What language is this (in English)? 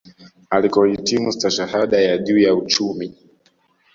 Swahili